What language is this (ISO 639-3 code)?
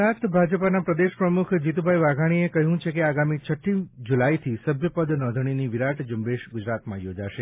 guj